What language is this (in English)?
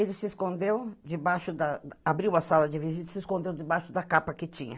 Portuguese